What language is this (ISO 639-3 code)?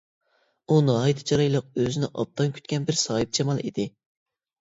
uig